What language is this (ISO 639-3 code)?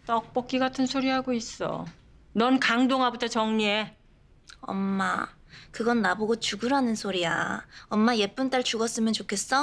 kor